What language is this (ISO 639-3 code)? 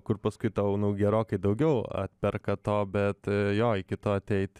lit